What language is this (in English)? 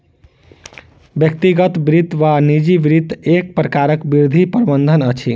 Maithili